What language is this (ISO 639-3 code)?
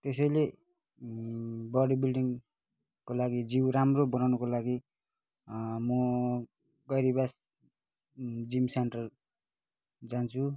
nep